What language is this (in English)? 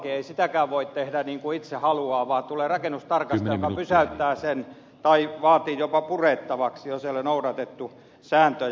Finnish